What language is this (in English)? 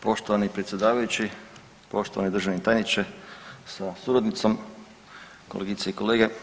Croatian